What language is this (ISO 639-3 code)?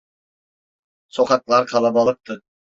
tur